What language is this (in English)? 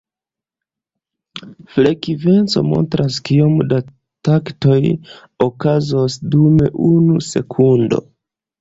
Esperanto